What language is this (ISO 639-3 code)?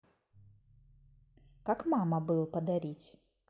rus